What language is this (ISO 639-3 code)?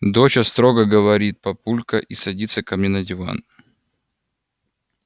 rus